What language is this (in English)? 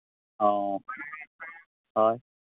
Santali